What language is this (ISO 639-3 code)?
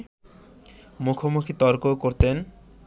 ben